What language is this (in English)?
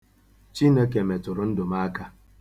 Igbo